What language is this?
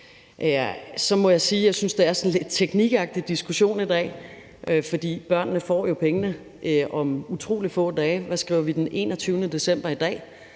Danish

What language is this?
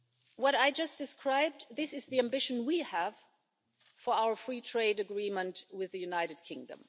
English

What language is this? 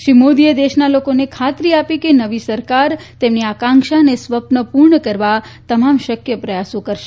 Gujarati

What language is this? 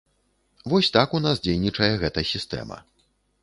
Belarusian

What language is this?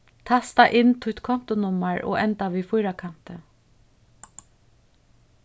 Faroese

